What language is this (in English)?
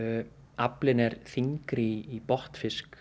Icelandic